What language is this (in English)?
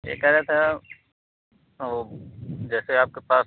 Hindi